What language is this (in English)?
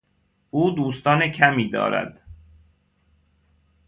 Persian